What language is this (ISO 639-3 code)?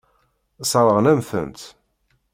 kab